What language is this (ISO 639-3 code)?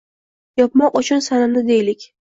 uzb